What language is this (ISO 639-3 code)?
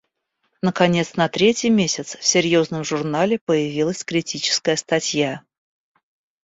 rus